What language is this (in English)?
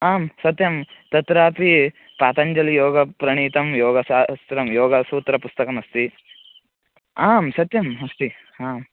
Sanskrit